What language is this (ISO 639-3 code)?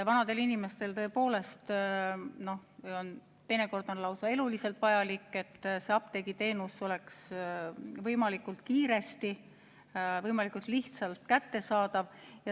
est